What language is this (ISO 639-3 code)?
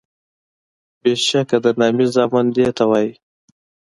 pus